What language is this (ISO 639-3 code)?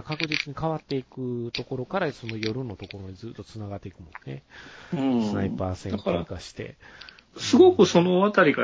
jpn